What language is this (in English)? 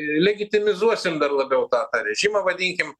Lithuanian